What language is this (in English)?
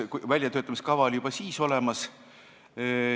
Estonian